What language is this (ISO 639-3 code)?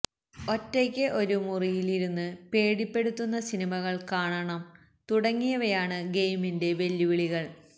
mal